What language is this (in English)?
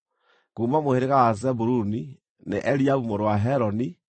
Kikuyu